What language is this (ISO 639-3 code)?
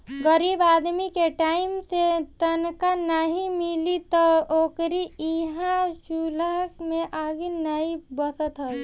bho